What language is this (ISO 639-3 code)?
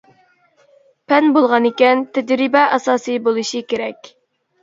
uig